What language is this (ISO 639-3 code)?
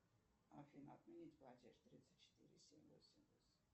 rus